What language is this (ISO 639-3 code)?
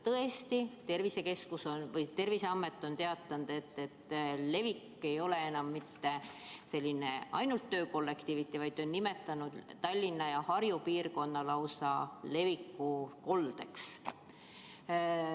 est